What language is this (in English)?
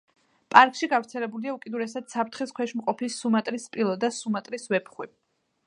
Georgian